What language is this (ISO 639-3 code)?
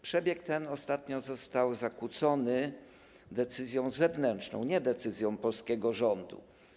pol